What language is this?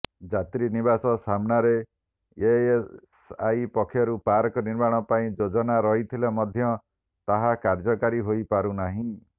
Odia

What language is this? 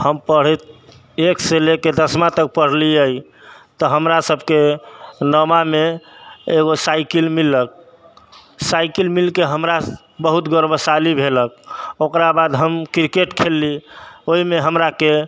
Maithili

